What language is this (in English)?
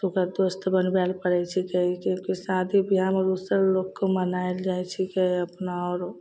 Maithili